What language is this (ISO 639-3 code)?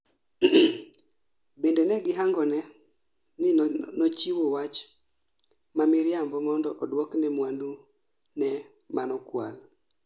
luo